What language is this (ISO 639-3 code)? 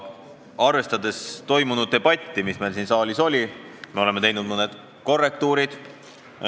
est